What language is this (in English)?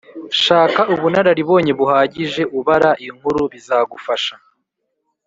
Kinyarwanda